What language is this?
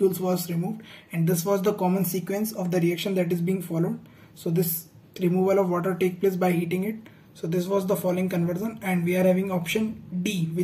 English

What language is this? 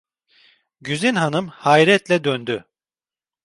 Turkish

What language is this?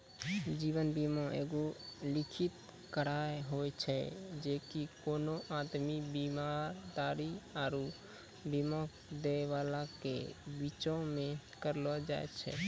Maithili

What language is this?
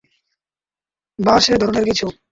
Bangla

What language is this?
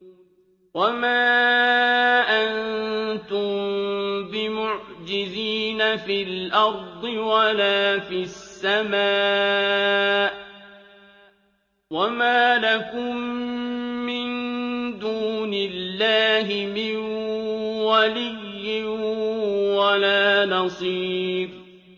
Arabic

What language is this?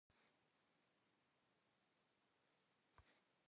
Kabardian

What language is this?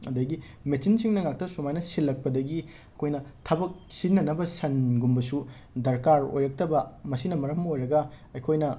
Manipuri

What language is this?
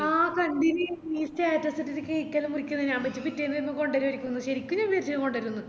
Malayalam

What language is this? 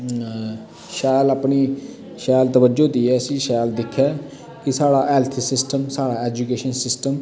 Dogri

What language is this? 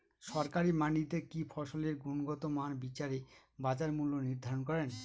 Bangla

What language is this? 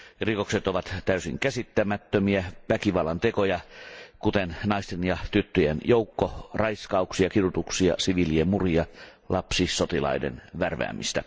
Finnish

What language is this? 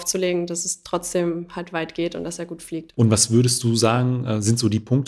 German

